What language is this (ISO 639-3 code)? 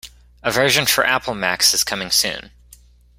eng